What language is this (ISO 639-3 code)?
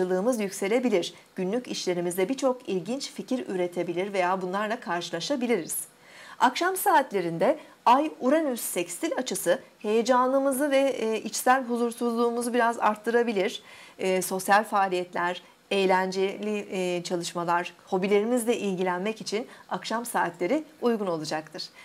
tur